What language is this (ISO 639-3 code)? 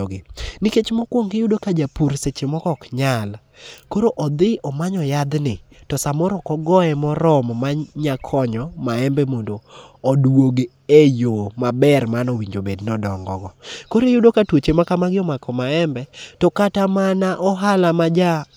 luo